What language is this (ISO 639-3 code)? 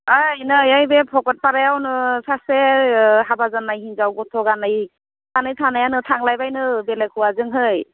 brx